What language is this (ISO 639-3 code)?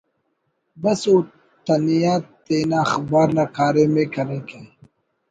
brh